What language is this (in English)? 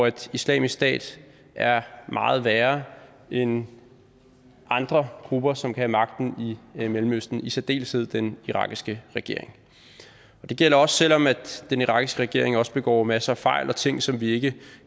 Danish